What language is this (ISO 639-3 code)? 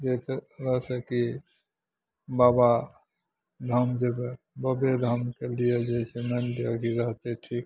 mai